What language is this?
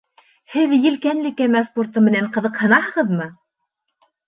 Bashkir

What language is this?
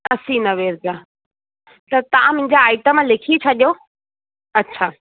Sindhi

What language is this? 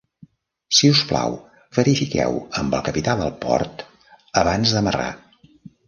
Catalan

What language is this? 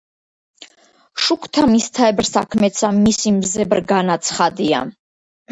Georgian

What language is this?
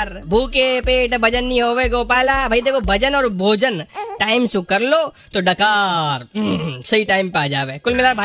Hindi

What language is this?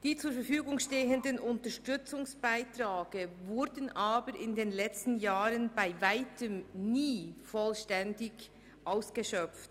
Swiss German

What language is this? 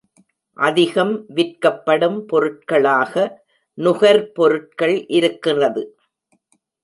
Tamil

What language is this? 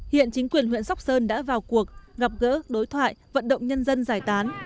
Vietnamese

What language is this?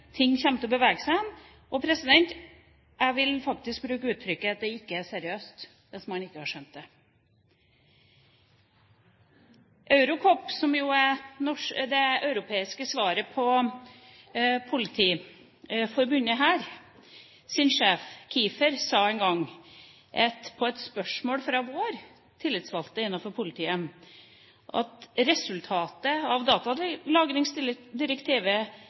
Norwegian Bokmål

